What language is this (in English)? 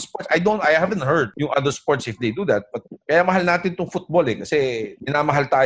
Filipino